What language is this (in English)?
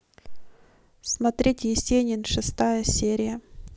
Russian